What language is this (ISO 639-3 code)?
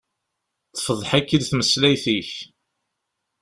kab